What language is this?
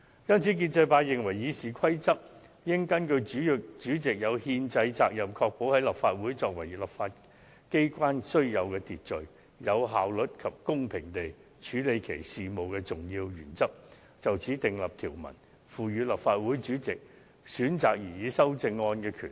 Cantonese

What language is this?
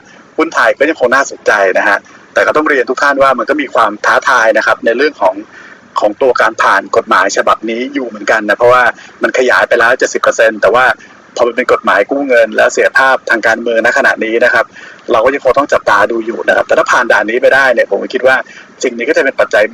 Thai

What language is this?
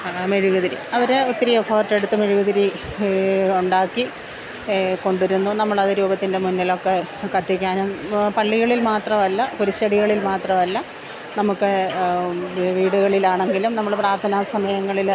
Malayalam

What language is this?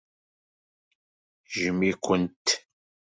Kabyle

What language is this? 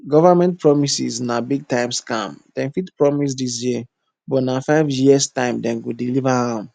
Nigerian Pidgin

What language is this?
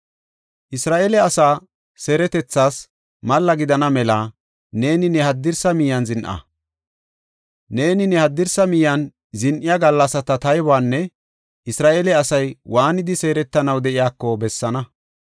Gofa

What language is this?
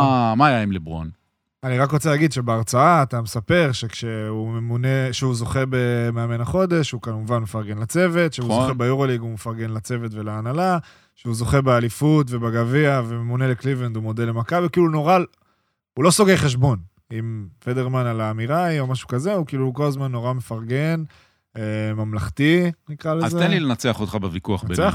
Hebrew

